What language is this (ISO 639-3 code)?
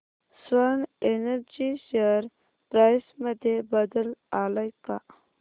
mar